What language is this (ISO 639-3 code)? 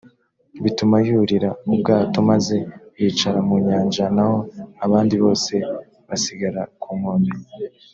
kin